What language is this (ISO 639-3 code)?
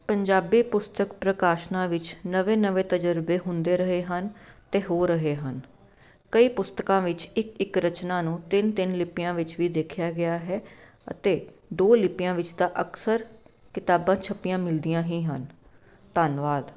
pan